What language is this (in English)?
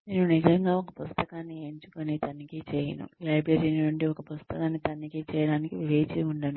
Telugu